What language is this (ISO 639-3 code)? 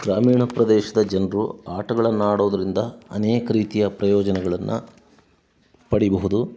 kan